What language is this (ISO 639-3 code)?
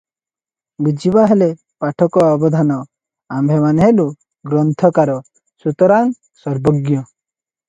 ori